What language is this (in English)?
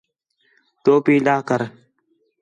Khetrani